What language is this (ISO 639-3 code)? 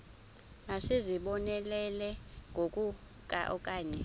xho